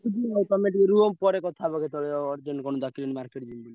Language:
Odia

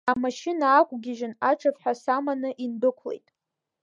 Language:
Abkhazian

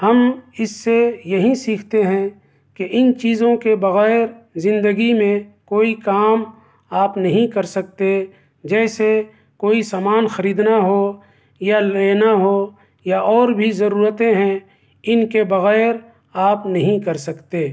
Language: Urdu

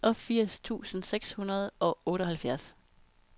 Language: Danish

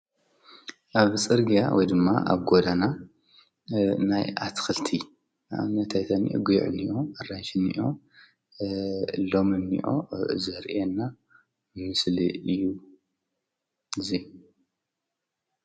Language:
Tigrinya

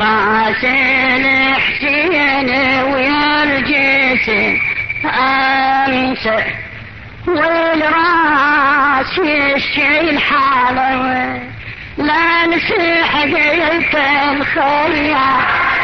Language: Arabic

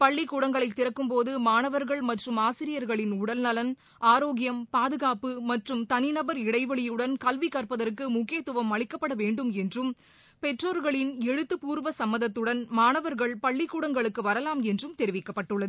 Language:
Tamil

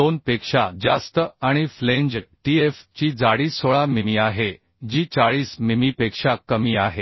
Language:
Marathi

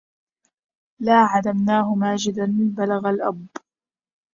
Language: Arabic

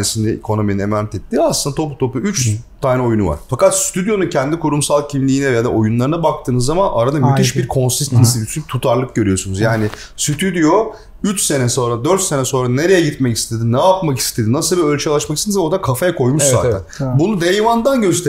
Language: Turkish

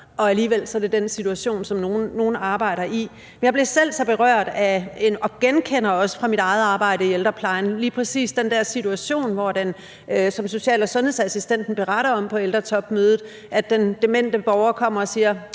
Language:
Danish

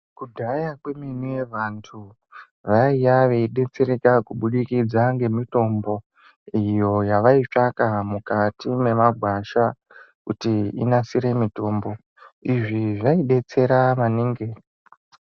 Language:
Ndau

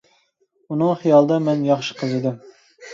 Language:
Uyghur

